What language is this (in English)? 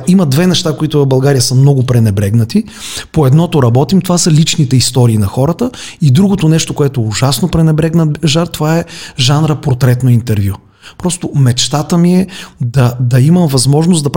Bulgarian